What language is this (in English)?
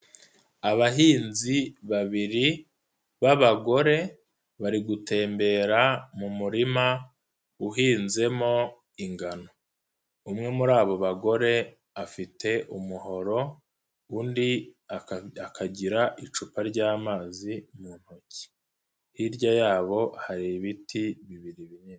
Kinyarwanda